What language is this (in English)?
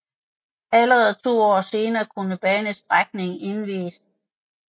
Danish